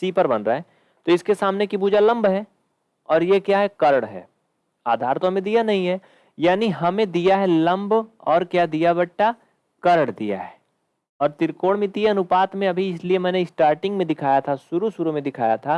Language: Hindi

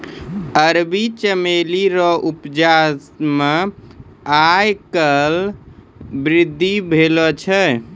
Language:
Maithili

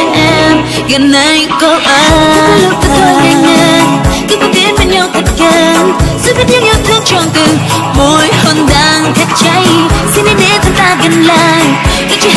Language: Vietnamese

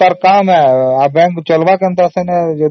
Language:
Odia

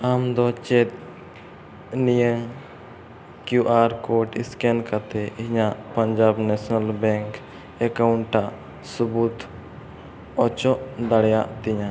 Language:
Santali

